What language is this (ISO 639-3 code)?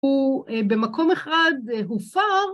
heb